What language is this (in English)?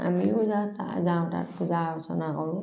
Assamese